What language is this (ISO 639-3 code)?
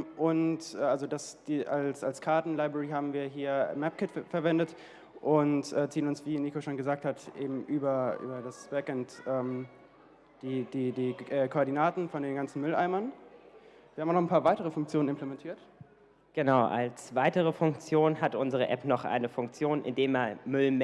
deu